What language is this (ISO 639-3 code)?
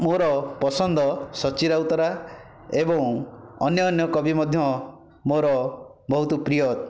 ori